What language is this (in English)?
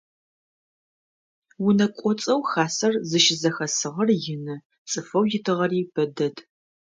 Adyghe